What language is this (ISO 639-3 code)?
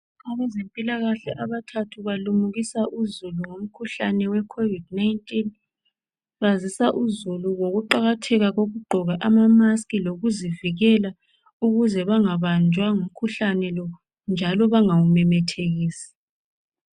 nde